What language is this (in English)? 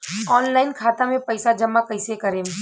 Bhojpuri